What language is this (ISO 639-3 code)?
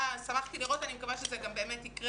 heb